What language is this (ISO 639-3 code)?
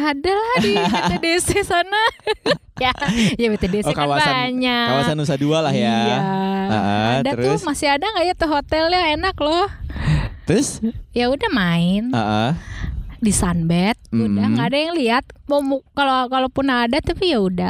ind